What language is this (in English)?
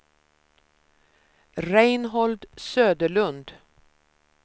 Swedish